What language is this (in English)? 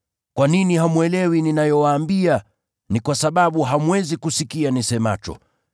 Swahili